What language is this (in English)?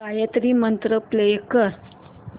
Marathi